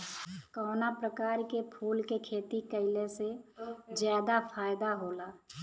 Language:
Bhojpuri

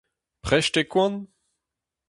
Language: Breton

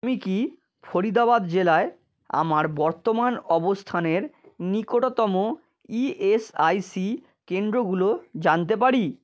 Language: Bangla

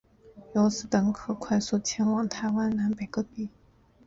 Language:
Chinese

